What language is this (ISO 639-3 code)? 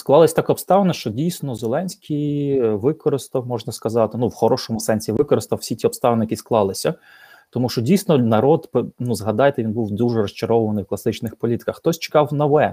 ukr